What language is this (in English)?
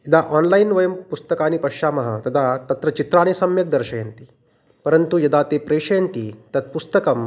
Sanskrit